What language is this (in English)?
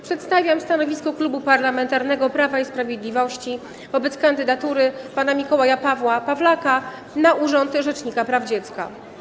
Polish